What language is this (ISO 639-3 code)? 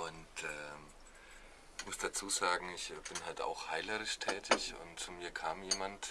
deu